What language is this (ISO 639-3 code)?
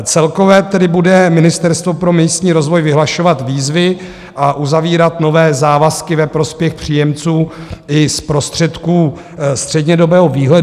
ces